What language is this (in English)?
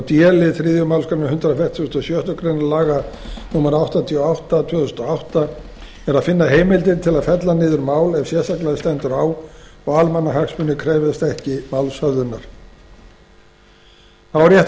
Icelandic